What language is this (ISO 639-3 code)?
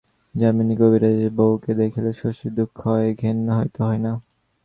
ben